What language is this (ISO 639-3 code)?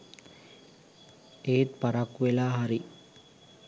sin